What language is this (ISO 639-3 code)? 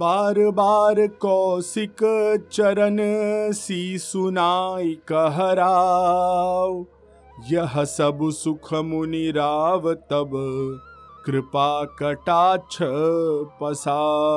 hin